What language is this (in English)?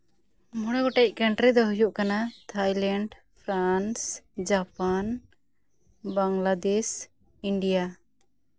Santali